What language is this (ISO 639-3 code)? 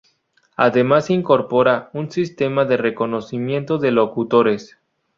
spa